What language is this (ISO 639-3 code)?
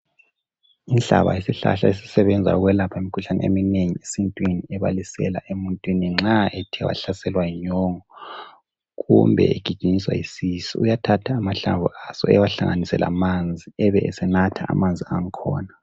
nde